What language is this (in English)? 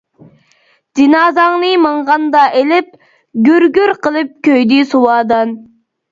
Uyghur